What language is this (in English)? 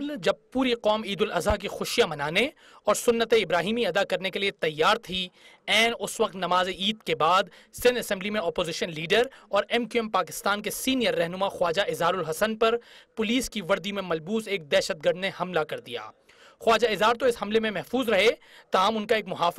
Hindi